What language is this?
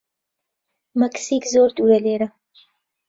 Central Kurdish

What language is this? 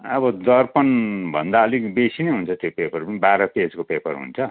Nepali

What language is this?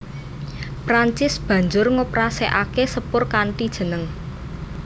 Javanese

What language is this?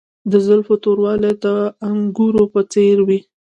Pashto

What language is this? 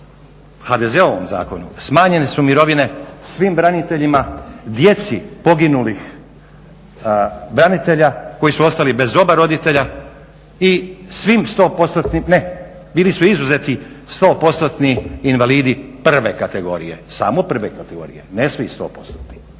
Croatian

